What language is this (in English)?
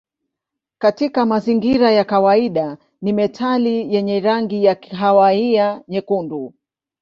Swahili